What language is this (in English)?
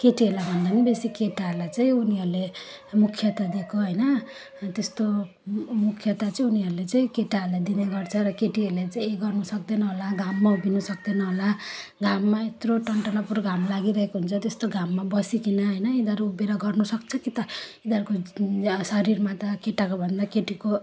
Nepali